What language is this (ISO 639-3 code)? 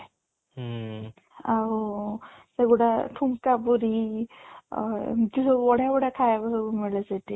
ori